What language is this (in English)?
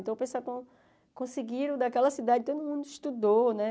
Portuguese